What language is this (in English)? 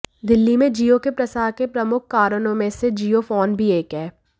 Hindi